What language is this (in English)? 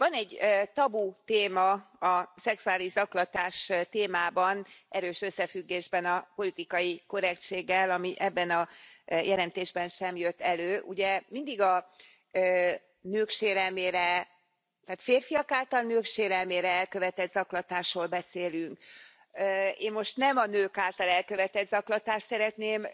Hungarian